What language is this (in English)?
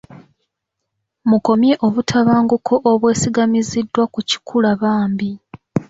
Ganda